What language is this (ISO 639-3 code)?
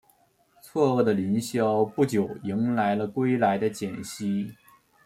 zho